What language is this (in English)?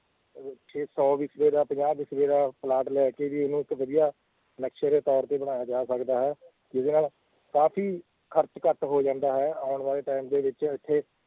Punjabi